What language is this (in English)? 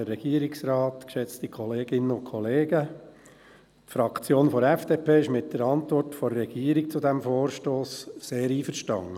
Swiss German